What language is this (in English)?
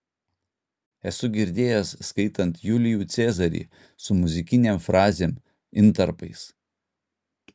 Lithuanian